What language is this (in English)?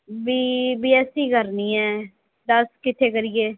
Punjabi